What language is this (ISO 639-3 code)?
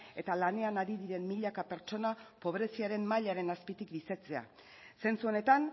eus